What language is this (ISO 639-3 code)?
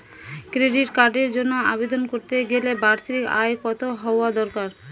ben